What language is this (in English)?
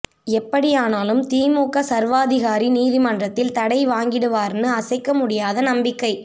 Tamil